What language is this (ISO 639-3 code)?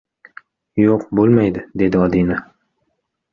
uzb